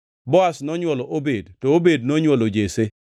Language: Luo (Kenya and Tanzania)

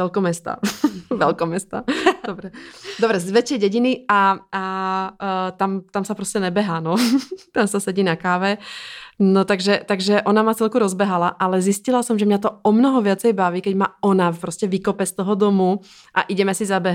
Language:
Czech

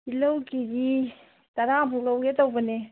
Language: Manipuri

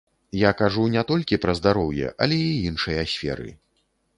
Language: Belarusian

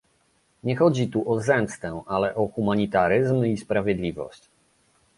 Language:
Polish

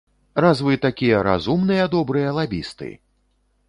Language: Belarusian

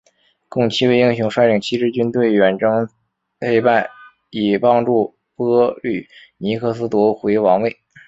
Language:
Chinese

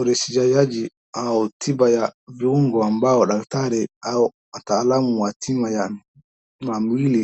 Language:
Swahili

